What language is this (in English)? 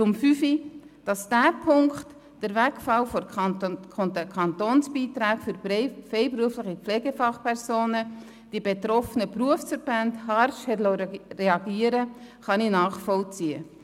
Swiss German